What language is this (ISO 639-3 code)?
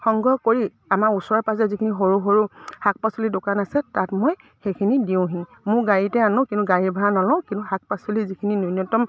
asm